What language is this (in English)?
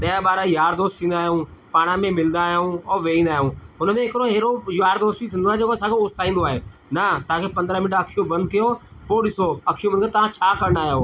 Sindhi